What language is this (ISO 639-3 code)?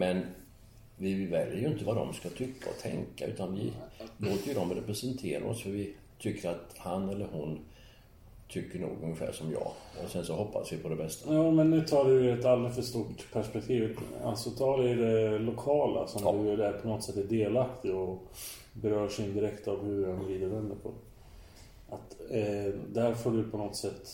swe